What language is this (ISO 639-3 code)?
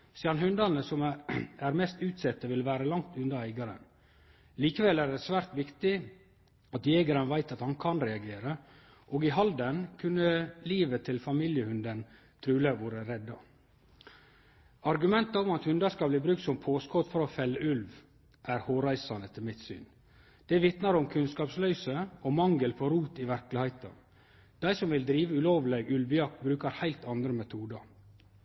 nno